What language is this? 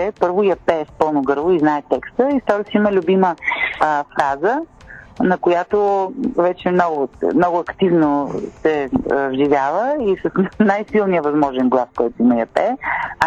Bulgarian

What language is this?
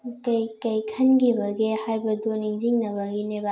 Manipuri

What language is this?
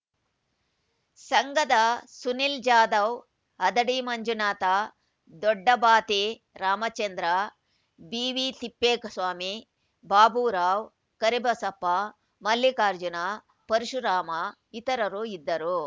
Kannada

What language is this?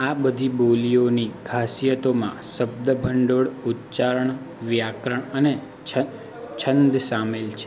Gujarati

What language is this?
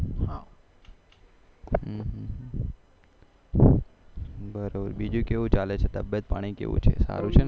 Gujarati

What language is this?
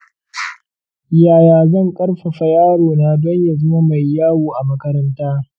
Hausa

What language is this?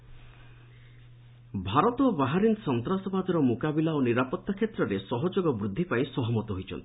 Odia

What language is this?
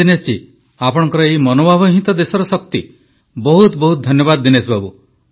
Odia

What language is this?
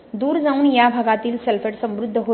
Marathi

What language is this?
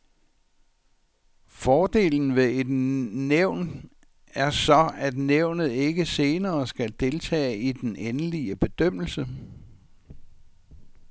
Danish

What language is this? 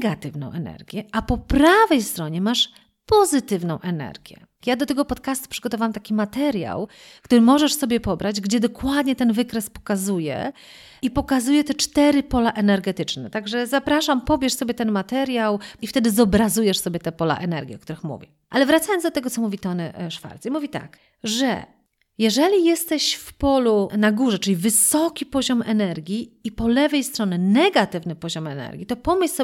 Polish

